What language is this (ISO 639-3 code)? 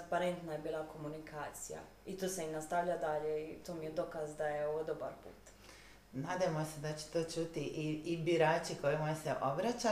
hrv